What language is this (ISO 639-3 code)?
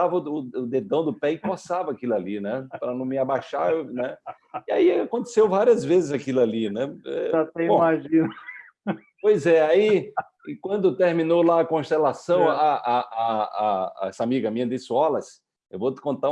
por